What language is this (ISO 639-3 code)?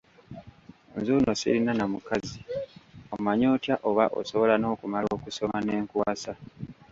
lug